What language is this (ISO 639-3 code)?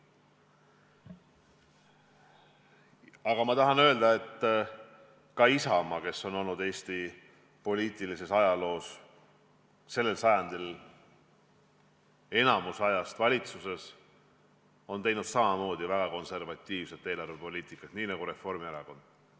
est